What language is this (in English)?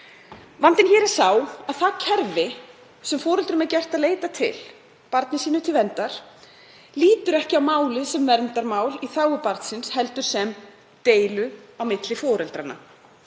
Icelandic